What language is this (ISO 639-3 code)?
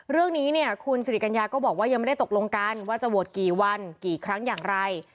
tha